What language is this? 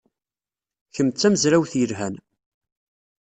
Kabyle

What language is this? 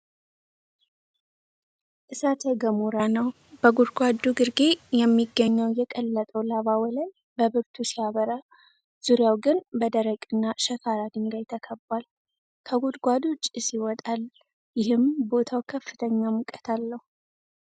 Amharic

